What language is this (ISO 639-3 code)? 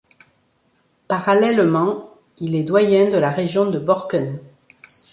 fra